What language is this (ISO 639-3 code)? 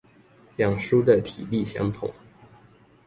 zho